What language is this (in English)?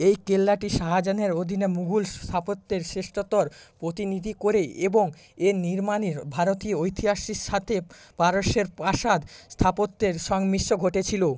Bangla